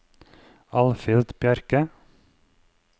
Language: Norwegian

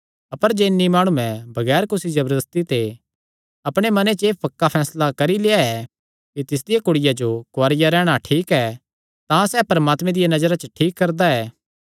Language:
Kangri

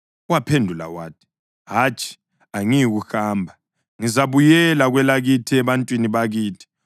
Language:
North Ndebele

